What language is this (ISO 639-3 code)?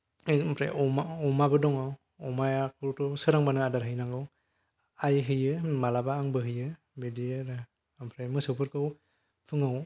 brx